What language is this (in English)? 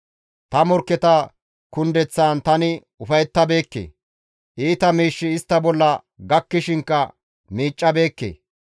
Gamo